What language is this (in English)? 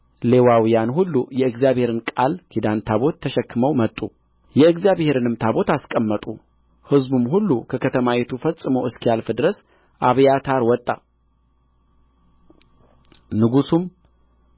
Amharic